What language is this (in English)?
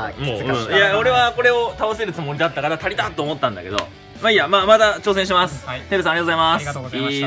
Japanese